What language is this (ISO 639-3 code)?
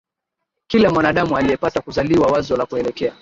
swa